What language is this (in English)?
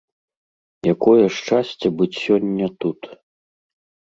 Belarusian